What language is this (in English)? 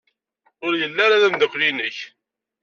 Kabyle